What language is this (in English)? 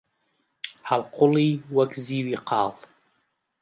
Central Kurdish